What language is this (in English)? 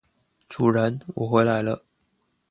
Chinese